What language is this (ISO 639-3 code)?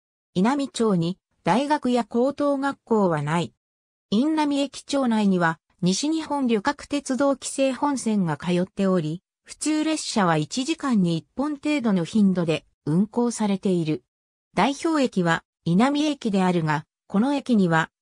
jpn